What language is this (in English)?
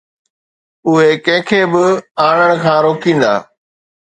Sindhi